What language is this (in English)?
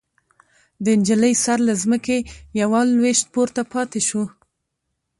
Pashto